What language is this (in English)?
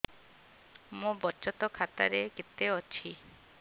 Odia